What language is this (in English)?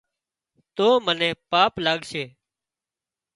Wadiyara Koli